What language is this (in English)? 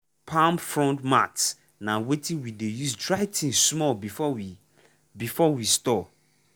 Nigerian Pidgin